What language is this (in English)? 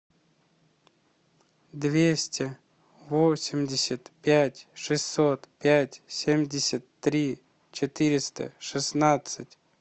Russian